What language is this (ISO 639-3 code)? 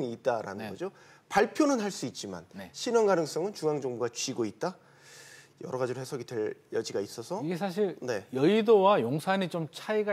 kor